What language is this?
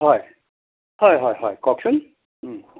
Assamese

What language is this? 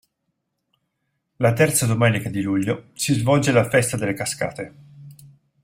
Italian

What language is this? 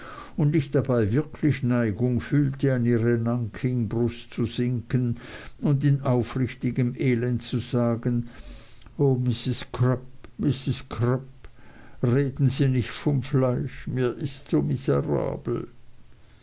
German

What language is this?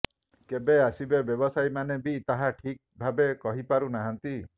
Odia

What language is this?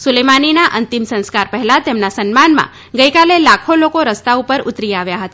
Gujarati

